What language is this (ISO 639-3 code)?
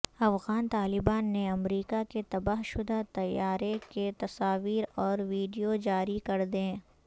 urd